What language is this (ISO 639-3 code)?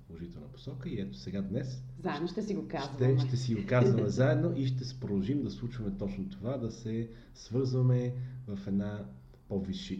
bul